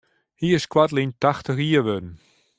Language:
Western Frisian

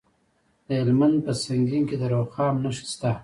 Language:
Pashto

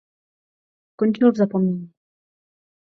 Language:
Czech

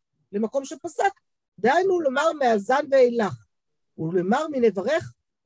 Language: Hebrew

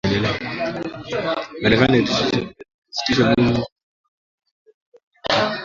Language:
Swahili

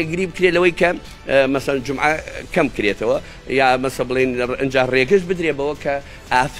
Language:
Arabic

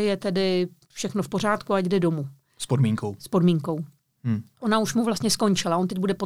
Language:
Czech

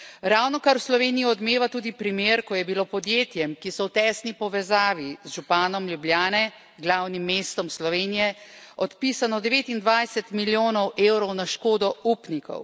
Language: Slovenian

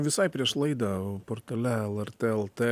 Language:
Lithuanian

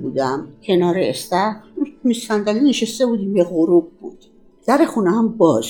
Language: Persian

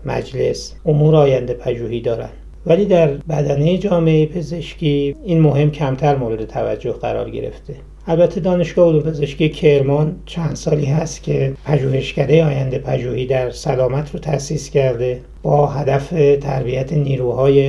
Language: Persian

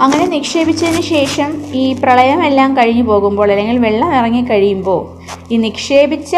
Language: Malayalam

